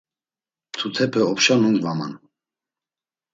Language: Laz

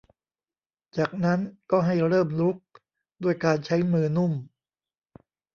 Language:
Thai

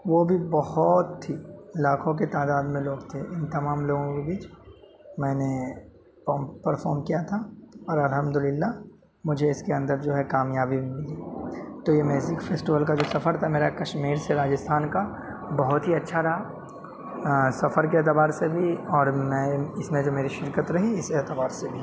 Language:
Urdu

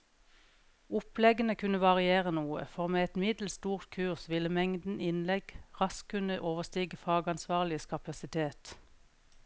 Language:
Norwegian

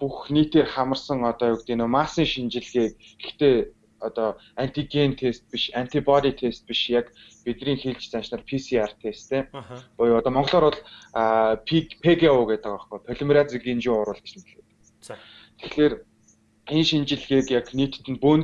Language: Turkish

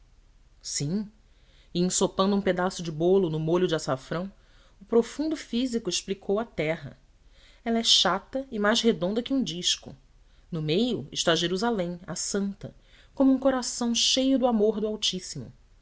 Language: Portuguese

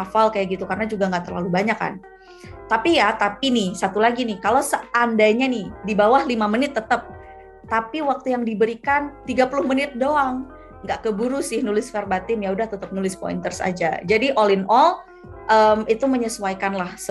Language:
Indonesian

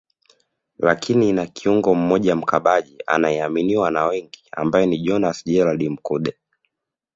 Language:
Swahili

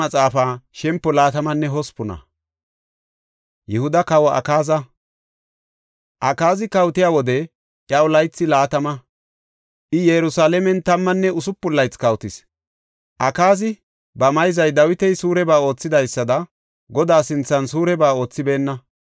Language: Gofa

